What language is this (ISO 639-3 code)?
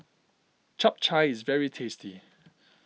eng